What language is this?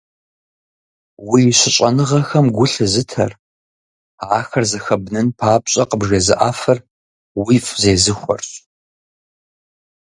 Kabardian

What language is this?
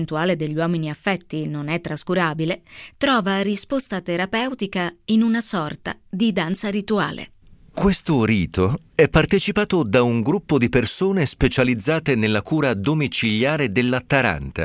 Italian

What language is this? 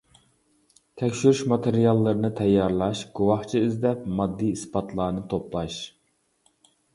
Uyghur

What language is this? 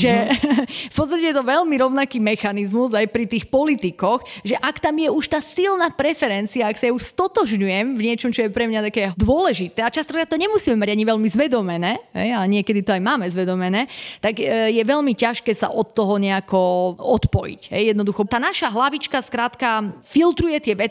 Slovak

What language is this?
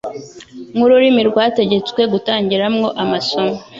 Kinyarwanda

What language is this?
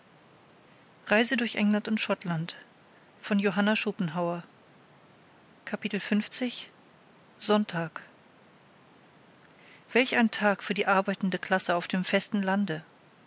German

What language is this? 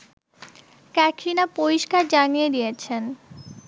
Bangla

